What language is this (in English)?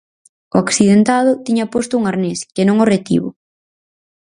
Galician